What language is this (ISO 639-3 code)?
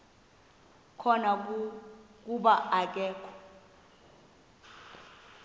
xho